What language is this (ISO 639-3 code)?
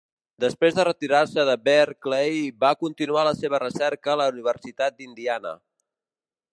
cat